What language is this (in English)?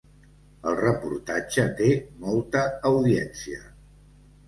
Catalan